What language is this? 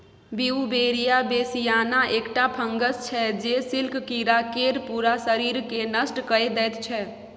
Maithili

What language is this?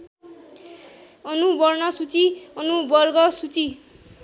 Nepali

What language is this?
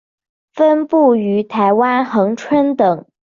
Chinese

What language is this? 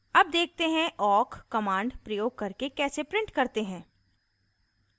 Hindi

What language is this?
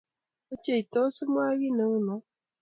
Kalenjin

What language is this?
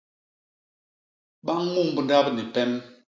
Basaa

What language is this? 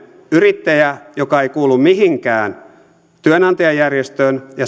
Finnish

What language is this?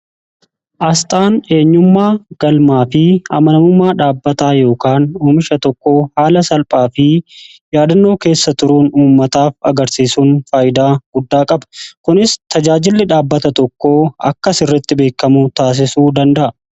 Oromo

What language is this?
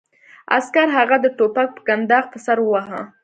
Pashto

